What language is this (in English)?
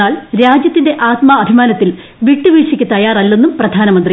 Malayalam